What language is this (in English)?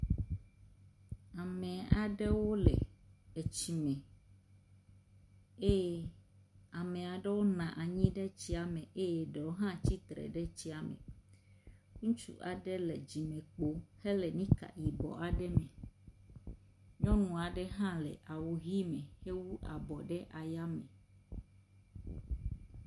Ewe